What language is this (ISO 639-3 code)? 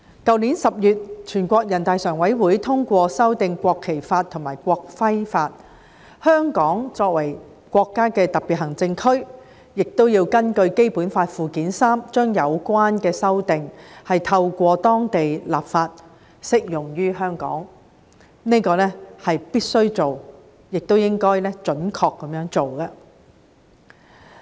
yue